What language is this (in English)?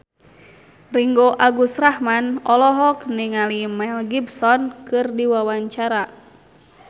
Sundanese